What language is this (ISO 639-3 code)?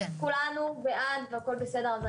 heb